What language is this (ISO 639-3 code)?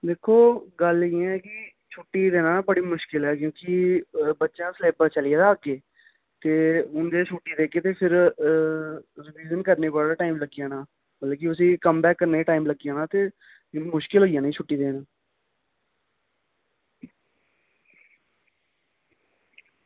doi